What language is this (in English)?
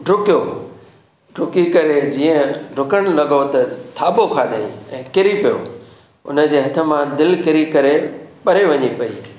Sindhi